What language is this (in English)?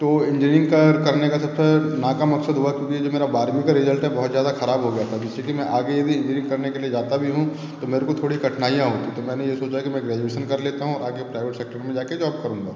Hindi